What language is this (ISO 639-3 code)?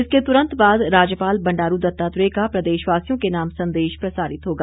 hin